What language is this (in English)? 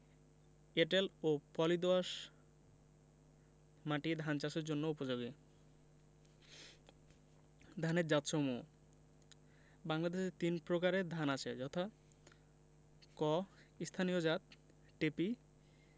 Bangla